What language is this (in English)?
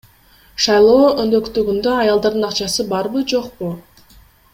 Kyrgyz